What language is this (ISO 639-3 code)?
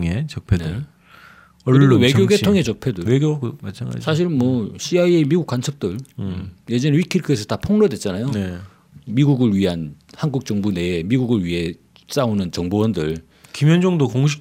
kor